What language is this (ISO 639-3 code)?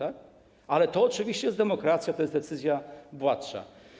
pol